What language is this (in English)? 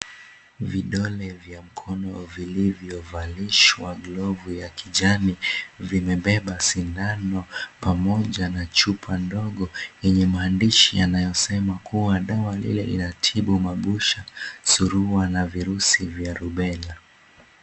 Swahili